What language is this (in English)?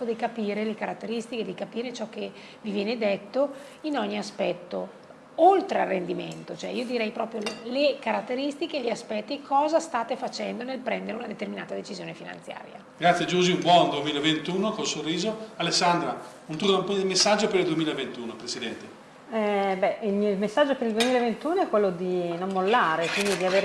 Italian